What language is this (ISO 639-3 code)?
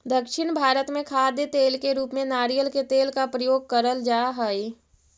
mag